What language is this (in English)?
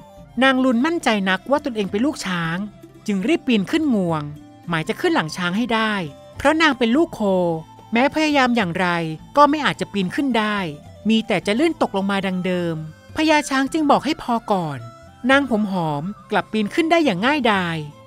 Thai